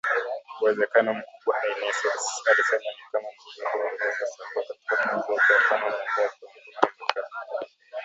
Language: Swahili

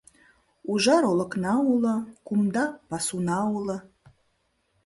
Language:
Mari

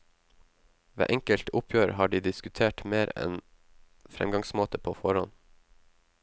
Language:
Norwegian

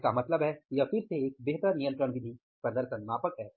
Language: Hindi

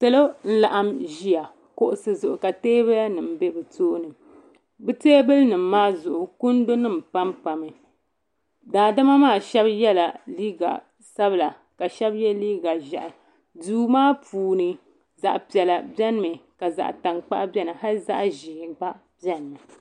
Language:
Dagbani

